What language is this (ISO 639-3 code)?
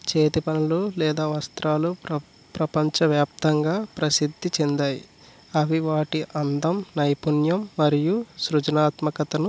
tel